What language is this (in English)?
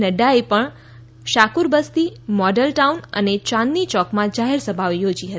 Gujarati